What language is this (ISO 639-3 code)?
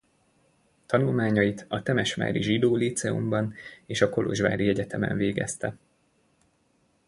hun